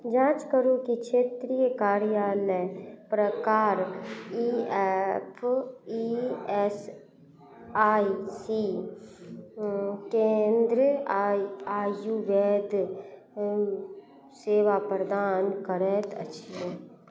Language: Maithili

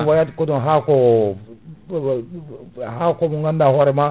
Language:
Fula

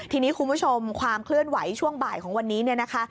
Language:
Thai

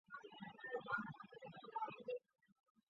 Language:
Chinese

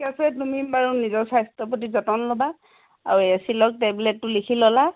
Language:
Assamese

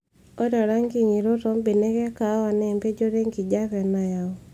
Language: Masai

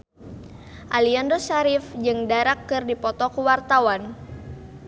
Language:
Sundanese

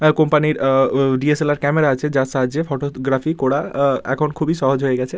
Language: Bangla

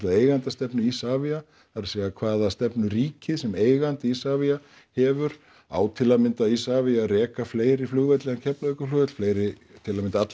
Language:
Icelandic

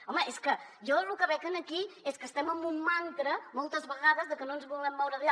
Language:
Catalan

